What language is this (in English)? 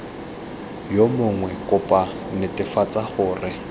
Tswana